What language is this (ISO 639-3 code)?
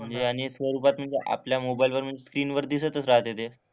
mar